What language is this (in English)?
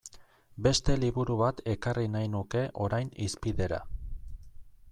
Basque